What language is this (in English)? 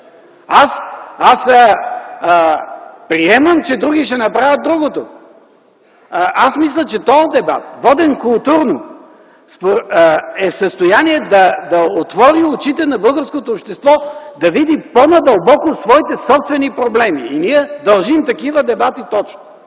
Bulgarian